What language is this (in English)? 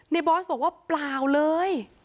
Thai